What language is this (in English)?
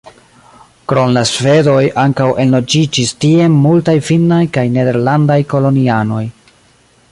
Esperanto